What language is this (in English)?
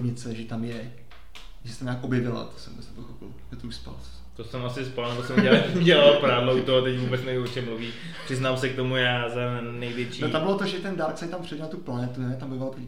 Czech